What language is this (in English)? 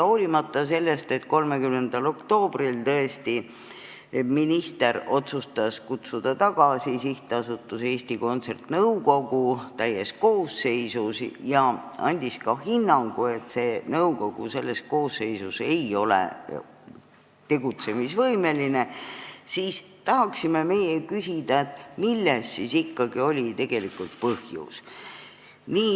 Estonian